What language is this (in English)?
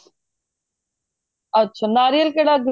Punjabi